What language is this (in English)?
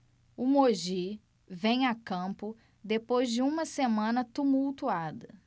Portuguese